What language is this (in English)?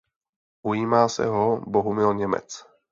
Czech